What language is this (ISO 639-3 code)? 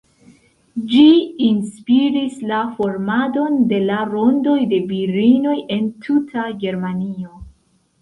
epo